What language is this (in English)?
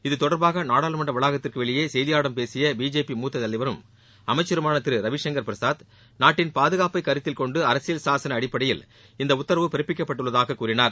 Tamil